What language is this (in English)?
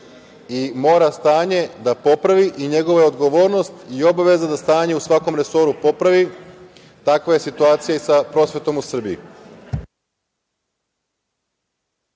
Serbian